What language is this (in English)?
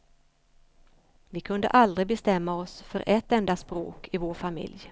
Swedish